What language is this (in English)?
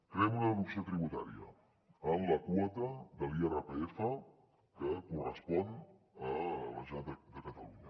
Catalan